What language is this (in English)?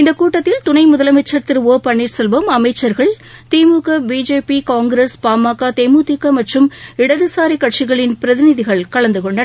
Tamil